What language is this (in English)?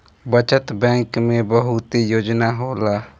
Bhojpuri